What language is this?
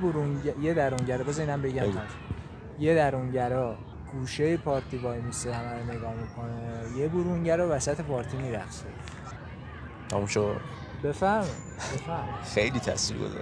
Persian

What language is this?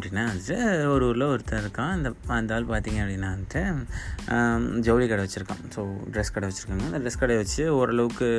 Tamil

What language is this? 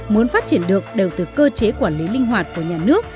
Vietnamese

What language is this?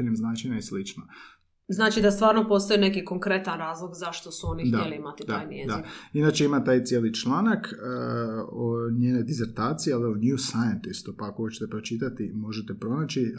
Croatian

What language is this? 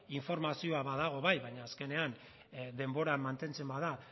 Basque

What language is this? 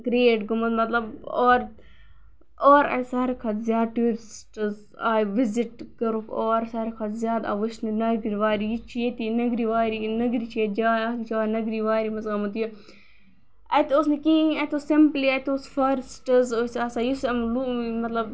Kashmiri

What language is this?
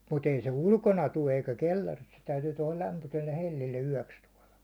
Finnish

